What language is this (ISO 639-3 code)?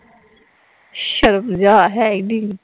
pan